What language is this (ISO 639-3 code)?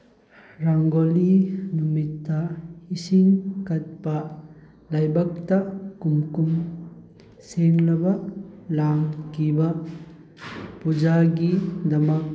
mni